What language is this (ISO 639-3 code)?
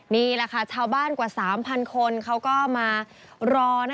tha